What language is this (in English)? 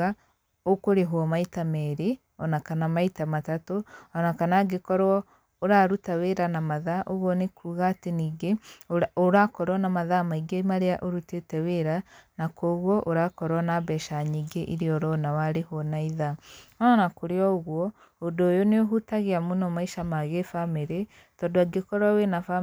Kikuyu